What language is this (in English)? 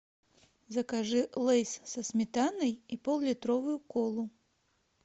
Russian